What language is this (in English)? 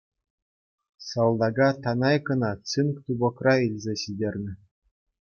Chuvash